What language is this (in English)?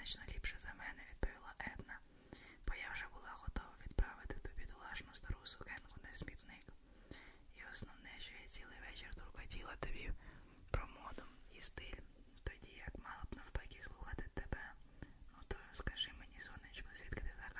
Ukrainian